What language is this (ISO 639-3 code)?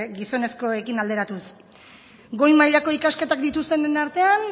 eus